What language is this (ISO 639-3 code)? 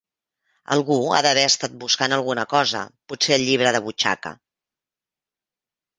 cat